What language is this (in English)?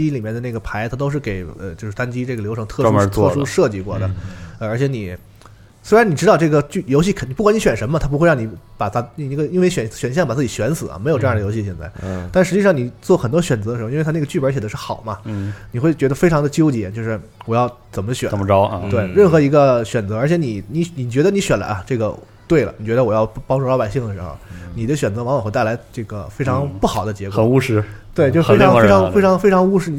Chinese